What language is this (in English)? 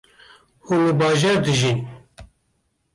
Kurdish